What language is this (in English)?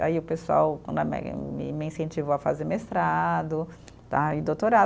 Portuguese